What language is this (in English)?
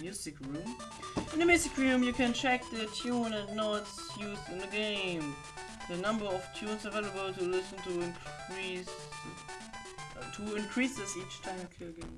German